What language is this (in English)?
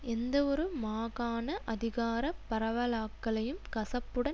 Tamil